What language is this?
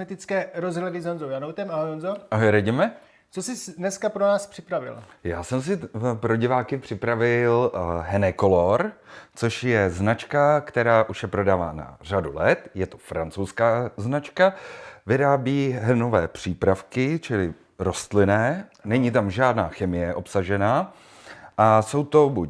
Czech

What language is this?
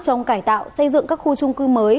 Vietnamese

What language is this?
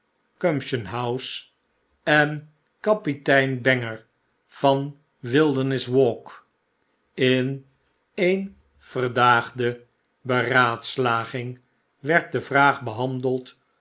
Dutch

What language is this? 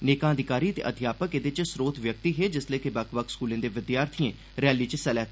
Dogri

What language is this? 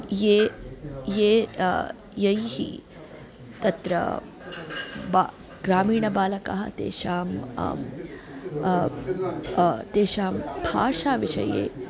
Sanskrit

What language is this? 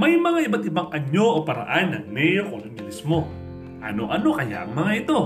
Filipino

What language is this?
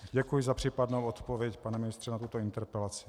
Czech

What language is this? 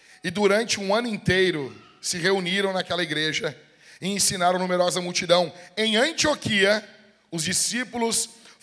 Portuguese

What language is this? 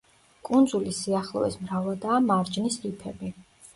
Georgian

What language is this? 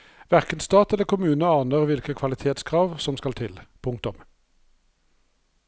Norwegian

